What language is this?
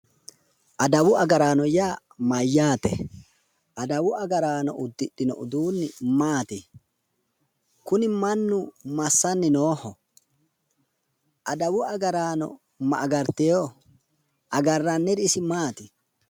Sidamo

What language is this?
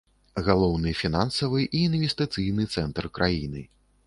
Belarusian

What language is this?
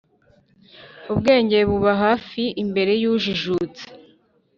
Kinyarwanda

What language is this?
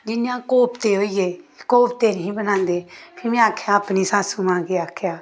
Dogri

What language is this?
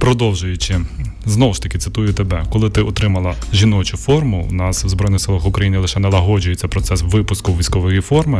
Ukrainian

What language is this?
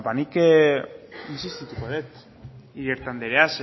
Basque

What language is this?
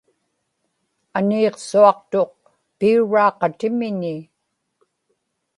Inupiaq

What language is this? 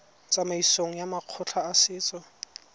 Tswana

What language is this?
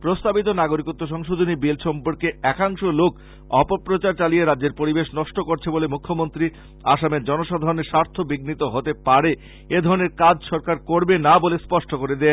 Bangla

